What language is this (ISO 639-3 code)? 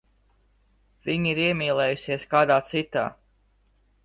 lav